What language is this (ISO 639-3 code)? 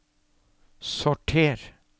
nor